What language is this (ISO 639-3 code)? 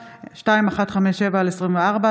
heb